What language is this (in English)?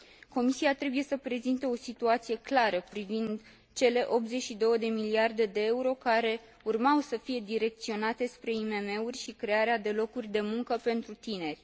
Romanian